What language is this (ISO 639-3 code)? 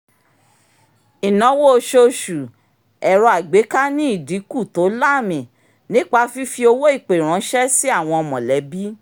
yor